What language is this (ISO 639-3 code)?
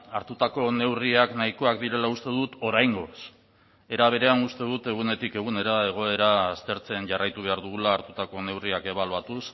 eus